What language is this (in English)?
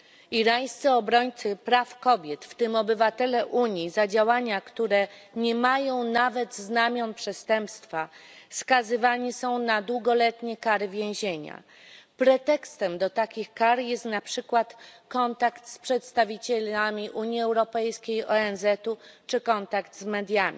Polish